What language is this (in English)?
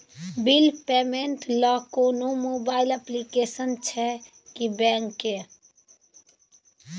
Maithili